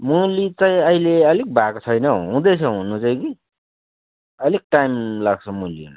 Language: Nepali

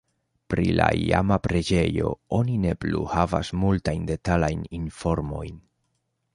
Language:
Esperanto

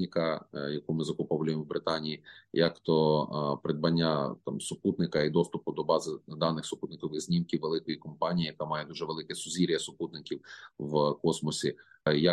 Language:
Ukrainian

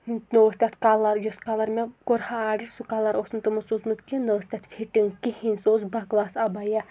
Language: Kashmiri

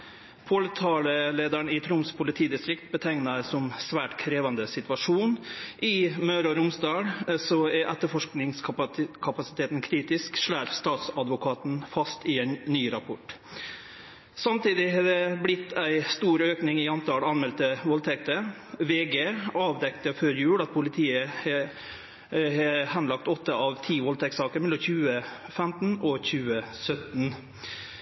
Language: Norwegian Nynorsk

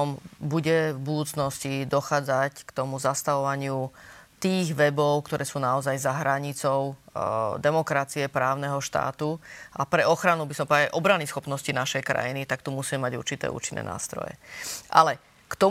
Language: Slovak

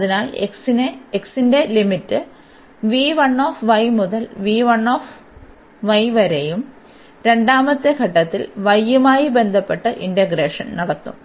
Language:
Malayalam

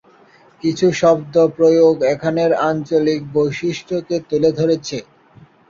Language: Bangla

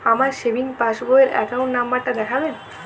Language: Bangla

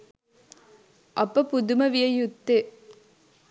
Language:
Sinhala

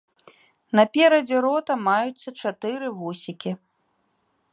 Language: Belarusian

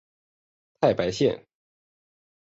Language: Chinese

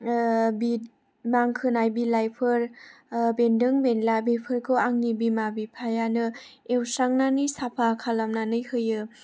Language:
Bodo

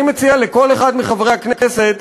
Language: Hebrew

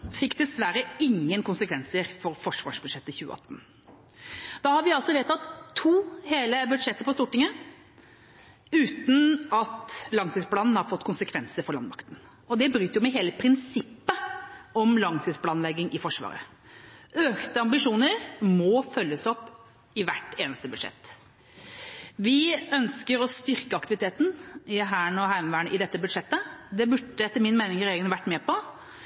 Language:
Norwegian Bokmål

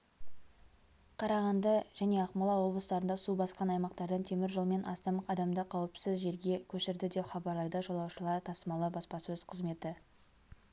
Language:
Kazakh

